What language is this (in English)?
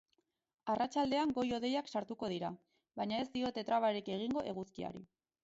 Basque